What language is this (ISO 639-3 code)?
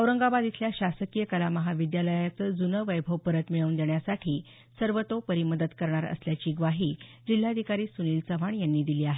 mar